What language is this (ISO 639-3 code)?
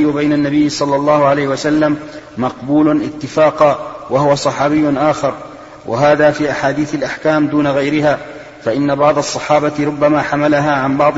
ara